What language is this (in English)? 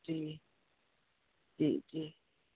Sindhi